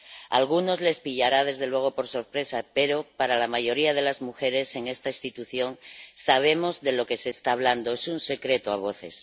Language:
Spanish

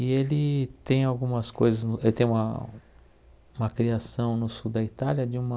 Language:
Portuguese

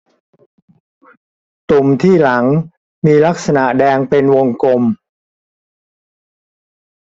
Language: Thai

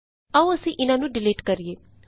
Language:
Punjabi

